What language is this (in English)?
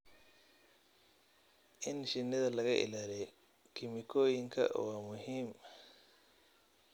Somali